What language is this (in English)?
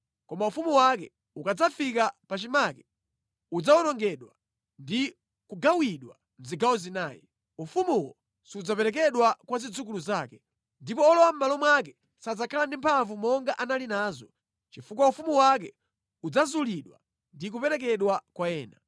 Nyanja